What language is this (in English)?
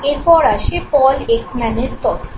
Bangla